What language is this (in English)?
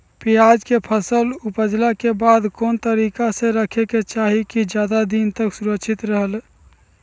Magahi